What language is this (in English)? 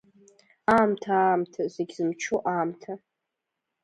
Abkhazian